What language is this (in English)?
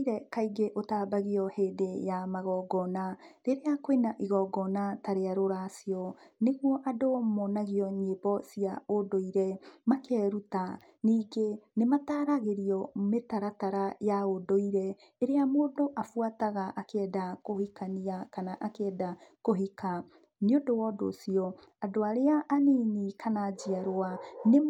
Kikuyu